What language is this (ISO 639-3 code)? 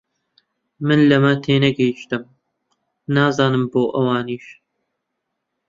ckb